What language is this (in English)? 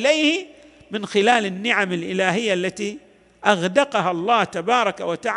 Arabic